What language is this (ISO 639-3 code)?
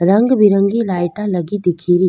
raj